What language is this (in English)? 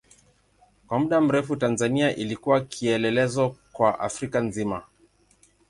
Swahili